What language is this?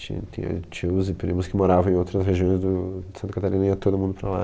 Portuguese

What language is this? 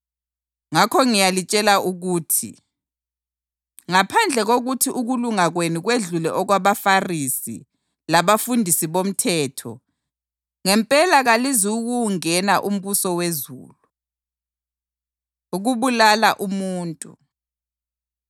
North Ndebele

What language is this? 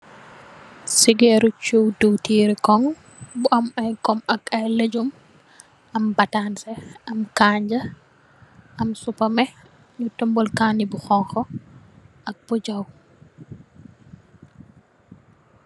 Wolof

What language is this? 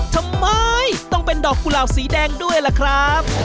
Thai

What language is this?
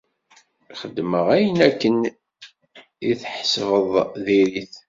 Kabyle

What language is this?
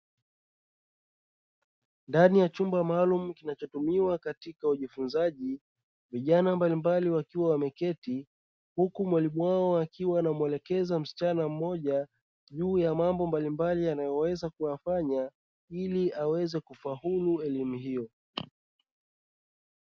Swahili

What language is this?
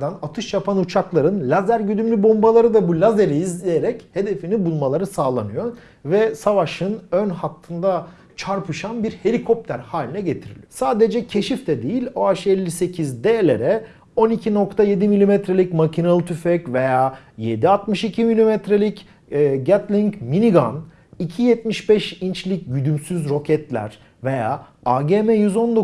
Turkish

